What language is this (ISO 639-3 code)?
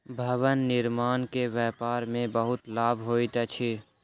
mai